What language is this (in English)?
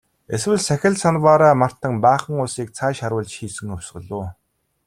Mongolian